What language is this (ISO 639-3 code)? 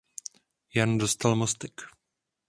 ces